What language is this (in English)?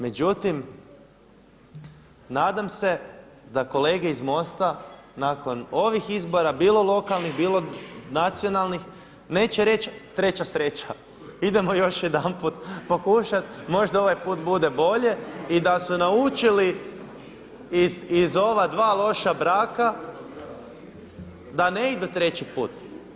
Croatian